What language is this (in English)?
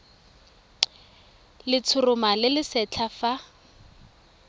Tswana